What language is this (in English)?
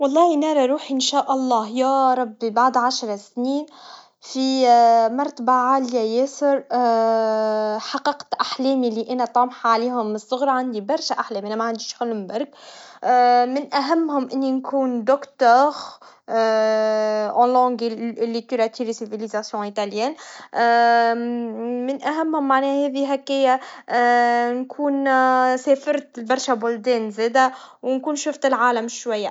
Tunisian Arabic